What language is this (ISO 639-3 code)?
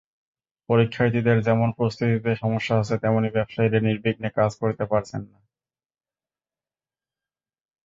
ben